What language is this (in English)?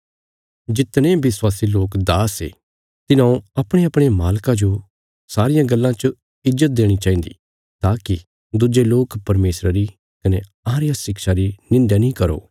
Bilaspuri